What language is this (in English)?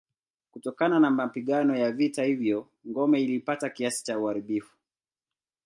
Swahili